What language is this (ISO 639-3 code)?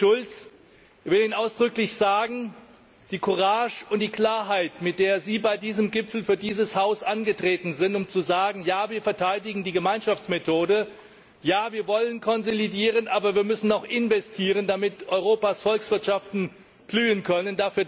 deu